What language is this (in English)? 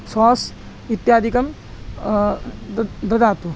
Sanskrit